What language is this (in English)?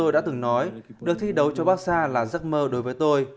Vietnamese